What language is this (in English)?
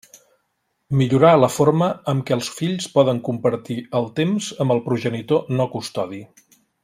Catalan